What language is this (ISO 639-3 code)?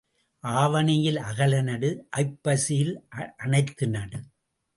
tam